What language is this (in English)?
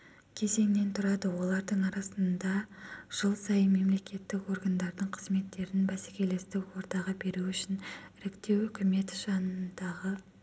Kazakh